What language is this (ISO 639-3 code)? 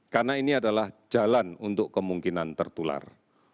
ind